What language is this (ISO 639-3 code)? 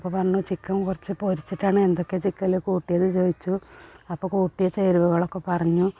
mal